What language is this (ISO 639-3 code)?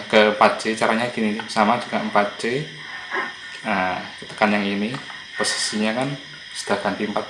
ind